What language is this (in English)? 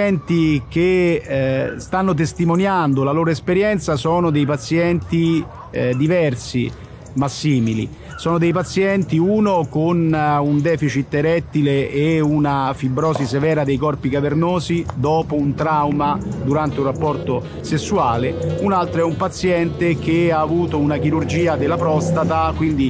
Italian